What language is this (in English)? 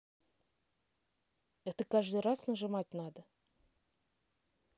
Russian